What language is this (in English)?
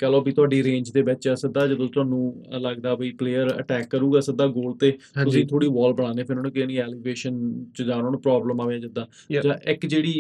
Punjabi